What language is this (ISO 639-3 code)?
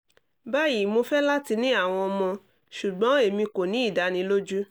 yor